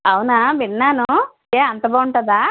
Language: Telugu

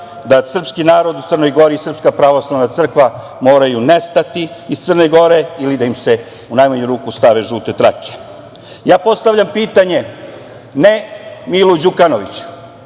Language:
Serbian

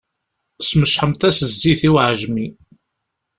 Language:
Kabyle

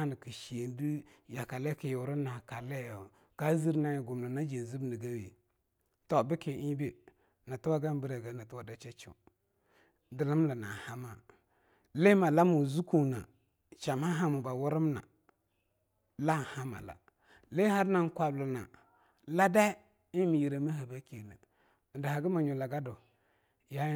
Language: Longuda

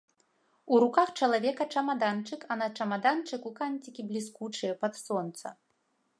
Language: Belarusian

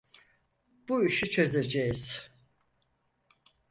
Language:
Turkish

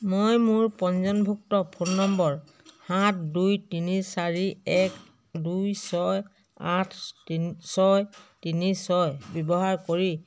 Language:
Assamese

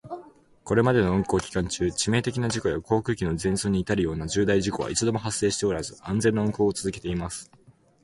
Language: Japanese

